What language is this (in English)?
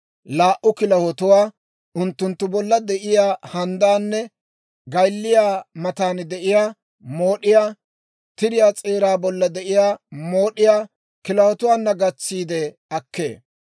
Dawro